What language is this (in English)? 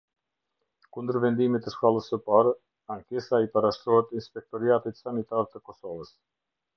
Albanian